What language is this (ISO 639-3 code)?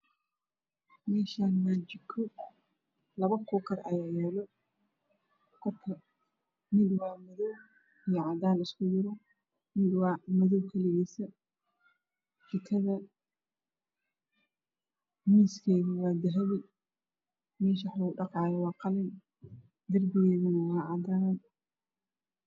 som